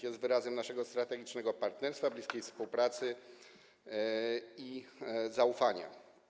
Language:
Polish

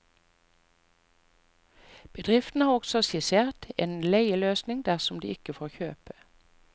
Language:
Norwegian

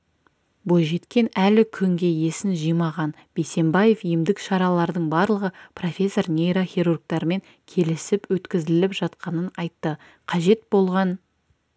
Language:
Kazakh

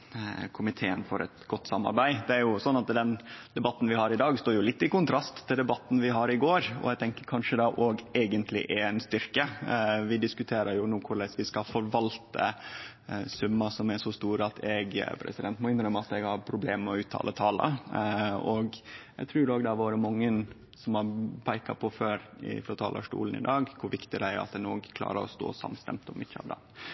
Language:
Norwegian Nynorsk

